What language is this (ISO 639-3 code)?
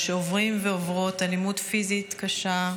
heb